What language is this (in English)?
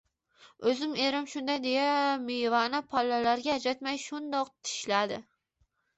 Uzbek